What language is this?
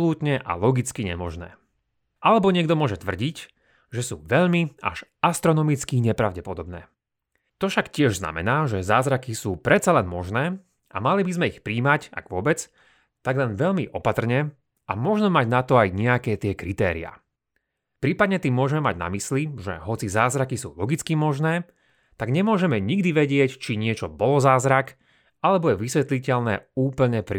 Slovak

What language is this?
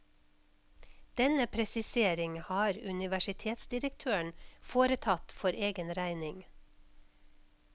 Norwegian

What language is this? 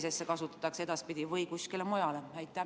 Estonian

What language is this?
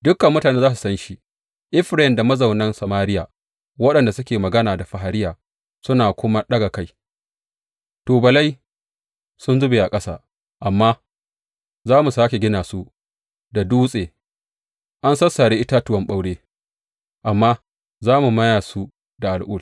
Hausa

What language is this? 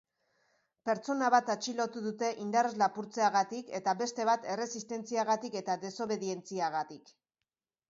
Basque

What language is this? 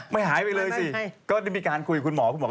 Thai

